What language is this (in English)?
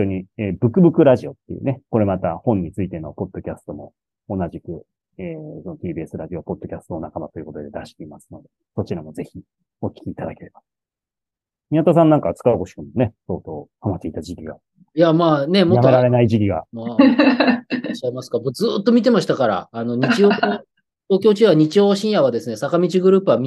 Japanese